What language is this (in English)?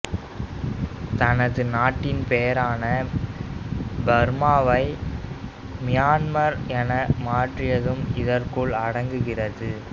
Tamil